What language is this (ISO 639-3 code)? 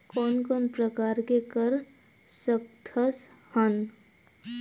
hne